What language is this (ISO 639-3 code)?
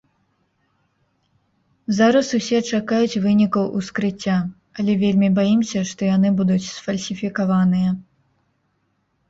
bel